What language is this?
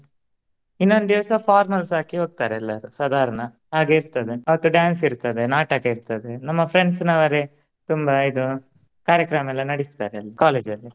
Kannada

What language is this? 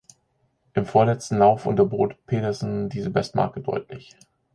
German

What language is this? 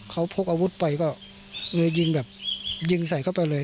Thai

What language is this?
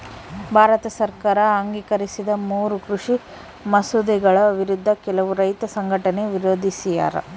Kannada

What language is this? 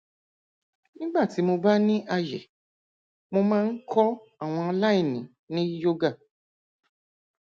Yoruba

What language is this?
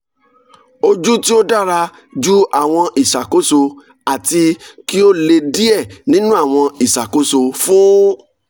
Yoruba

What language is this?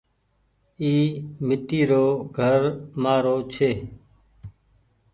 Goaria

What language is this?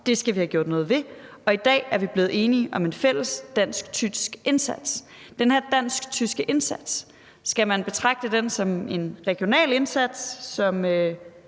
Danish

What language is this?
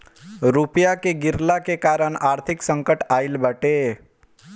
Bhojpuri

